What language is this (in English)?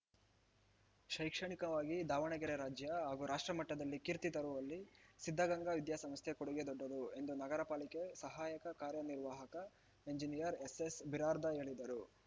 Kannada